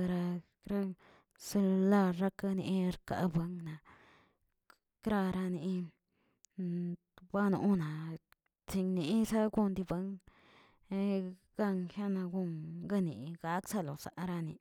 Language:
Tilquiapan Zapotec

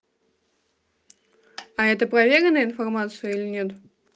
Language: Russian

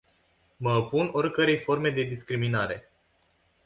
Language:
Romanian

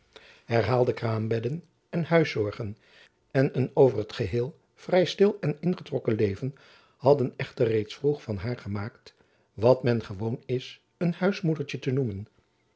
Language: Dutch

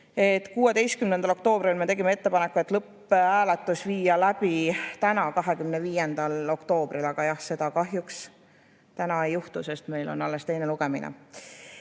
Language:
Estonian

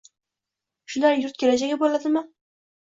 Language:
Uzbek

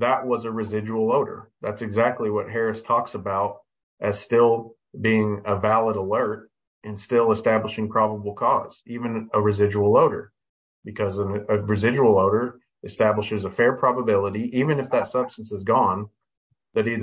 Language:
English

